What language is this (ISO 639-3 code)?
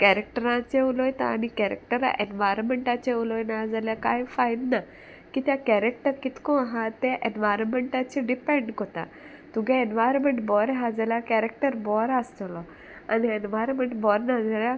kok